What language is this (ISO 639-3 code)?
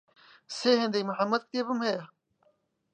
ckb